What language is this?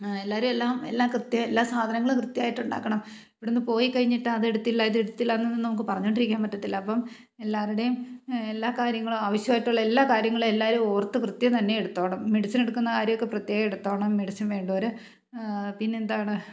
Malayalam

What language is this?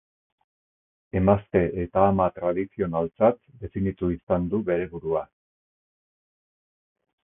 Basque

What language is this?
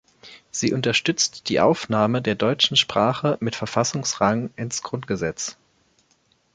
German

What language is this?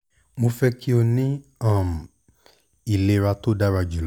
Yoruba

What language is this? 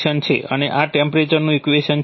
Gujarati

